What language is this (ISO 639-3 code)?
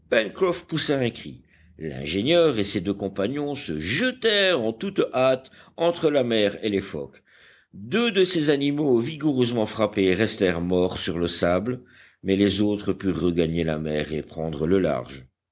fra